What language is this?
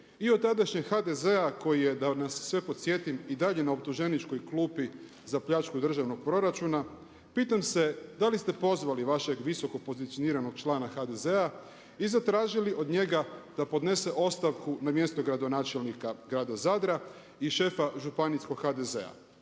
Croatian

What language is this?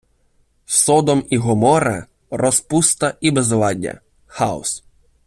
Ukrainian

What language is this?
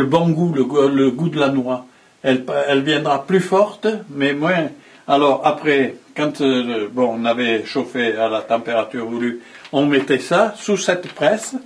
French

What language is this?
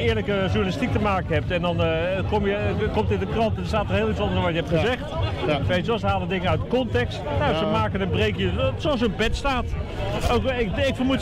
Dutch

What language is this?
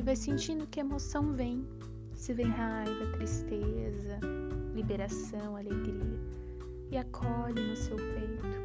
Portuguese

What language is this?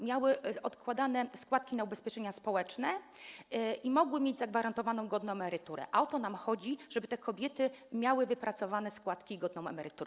Polish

